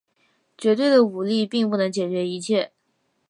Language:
Chinese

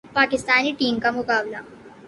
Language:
Urdu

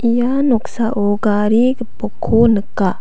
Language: Garo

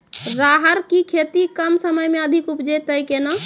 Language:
Maithili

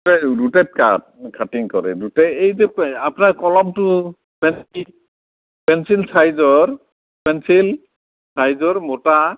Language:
Assamese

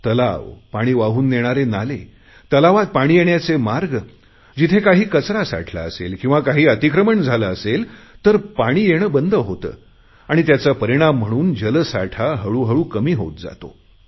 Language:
Marathi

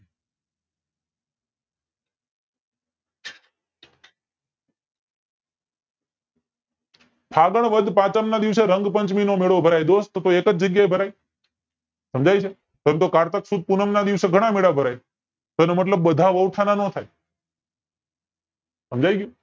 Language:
Gujarati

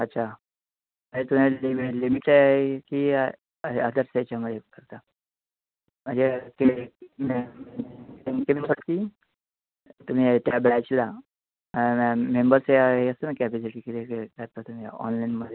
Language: Marathi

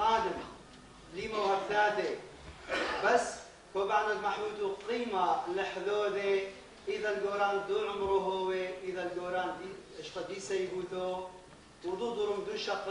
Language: Arabic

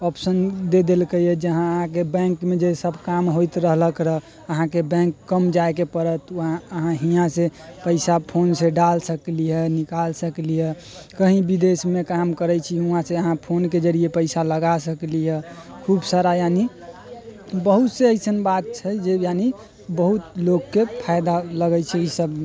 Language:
Maithili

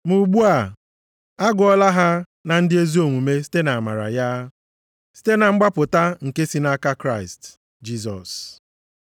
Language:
Igbo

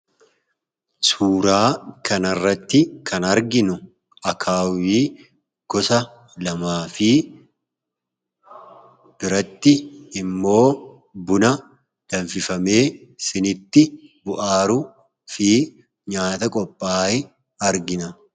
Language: Oromo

